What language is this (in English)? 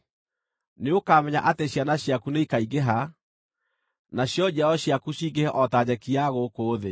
Kikuyu